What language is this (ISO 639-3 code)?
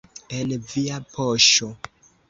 epo